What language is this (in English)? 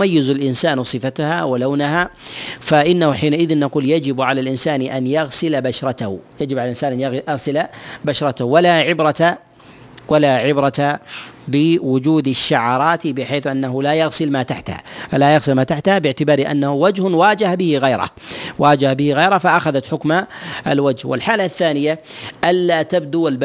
Arabic